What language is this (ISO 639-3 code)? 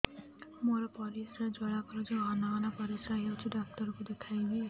ori